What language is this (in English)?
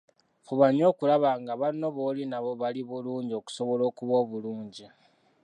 Ganda